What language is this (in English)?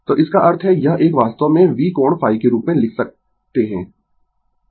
Hindi